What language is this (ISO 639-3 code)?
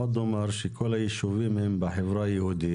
heb